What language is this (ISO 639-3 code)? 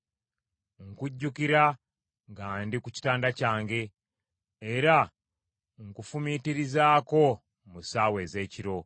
lug